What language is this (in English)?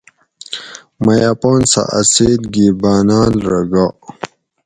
Gawri